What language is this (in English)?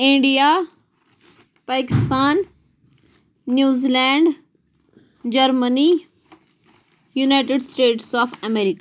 Kashmiri